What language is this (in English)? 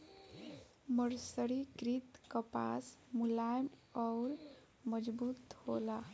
Bhojpuri